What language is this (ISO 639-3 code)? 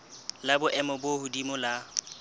sot